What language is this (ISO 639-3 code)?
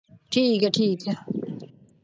pan